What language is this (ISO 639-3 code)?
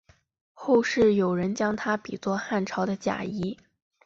zho